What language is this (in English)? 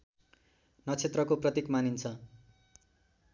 Nepali